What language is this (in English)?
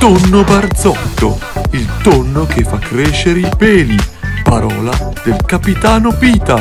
Italian